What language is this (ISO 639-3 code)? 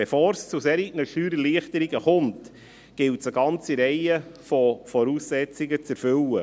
gsw